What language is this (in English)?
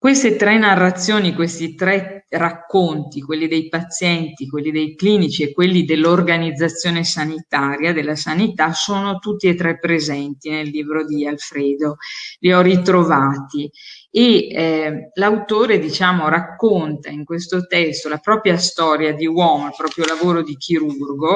Italian